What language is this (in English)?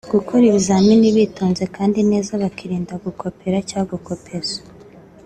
Kinyarwanda